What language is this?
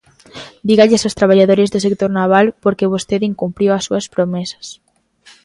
Galician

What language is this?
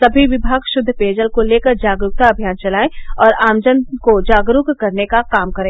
Hindi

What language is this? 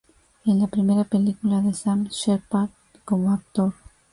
Spanish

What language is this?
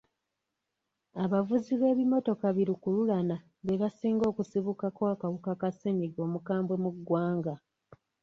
Ganda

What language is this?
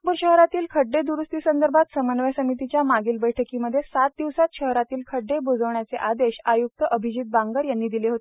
Marathi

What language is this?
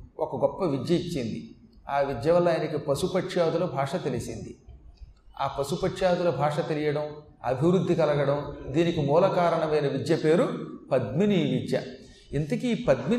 Telugu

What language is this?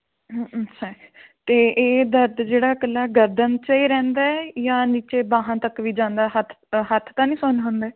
Punjabi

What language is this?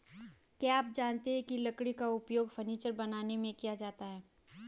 Hindi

